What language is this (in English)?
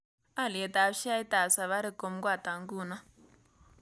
Kalenjin